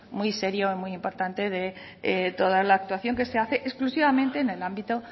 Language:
Spanish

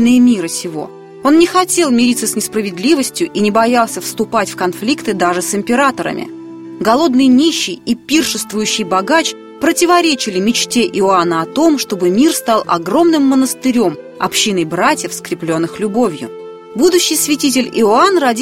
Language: Russian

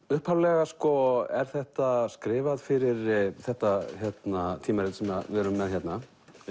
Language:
Icelandic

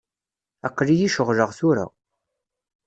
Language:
Kabyle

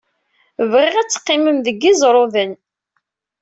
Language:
Kabyle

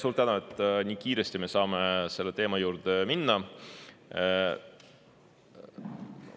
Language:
Estonian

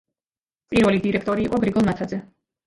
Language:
Georgian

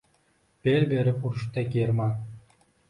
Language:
Uzbek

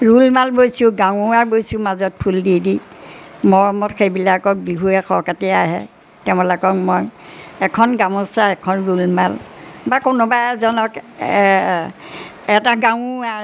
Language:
Assamese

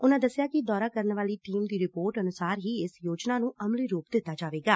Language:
Punjabi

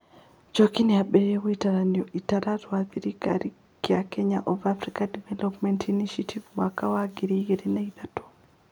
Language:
Kikuyu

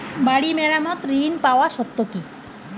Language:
Bangla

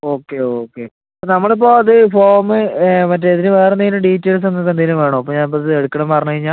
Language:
Malayalam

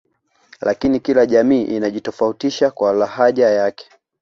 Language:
Swahili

